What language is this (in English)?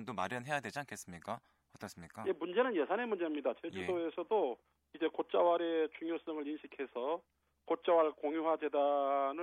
Korean